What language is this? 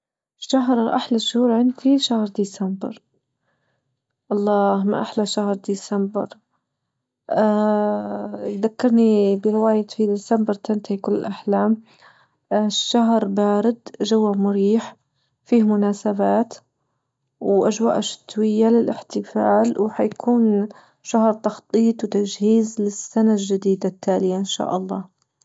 Libyan Arabic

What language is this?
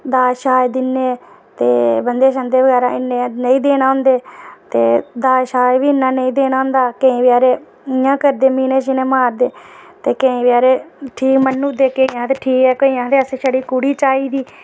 Dogri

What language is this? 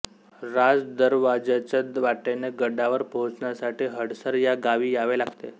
Marathi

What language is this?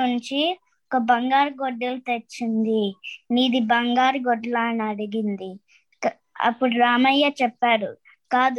Telugu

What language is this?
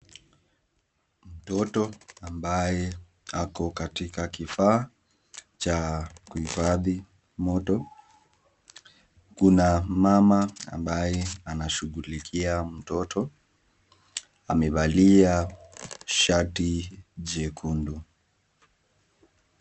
Swahili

